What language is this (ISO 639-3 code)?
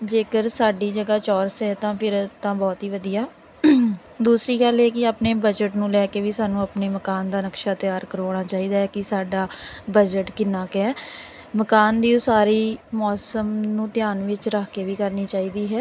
pan